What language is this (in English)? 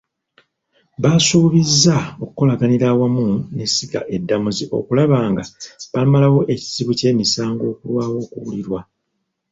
Ganda